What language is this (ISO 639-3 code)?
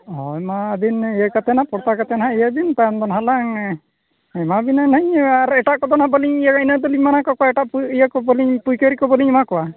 sat